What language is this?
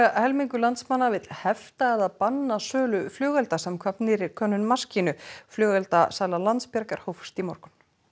Icelandic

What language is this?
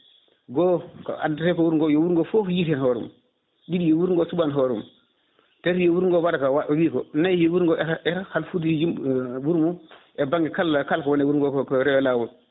Fula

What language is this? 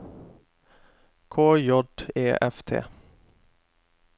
Norwegian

